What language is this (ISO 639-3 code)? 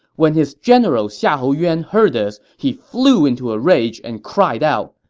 eng